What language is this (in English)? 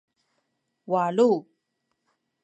Sakizaya